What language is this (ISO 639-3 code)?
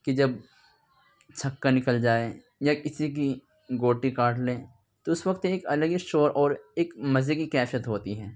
urd